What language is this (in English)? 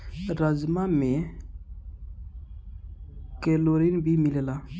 Bhojpuri